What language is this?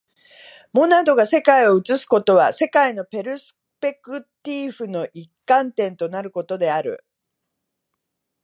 Japanese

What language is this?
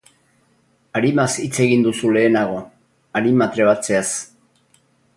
Basque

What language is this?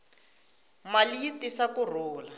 Tsonga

